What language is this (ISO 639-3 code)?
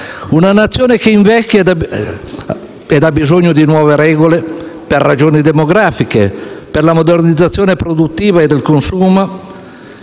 ita